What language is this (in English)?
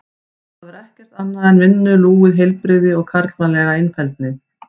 Icelandic